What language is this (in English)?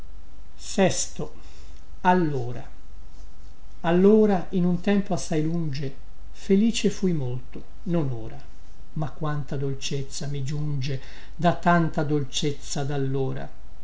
Italian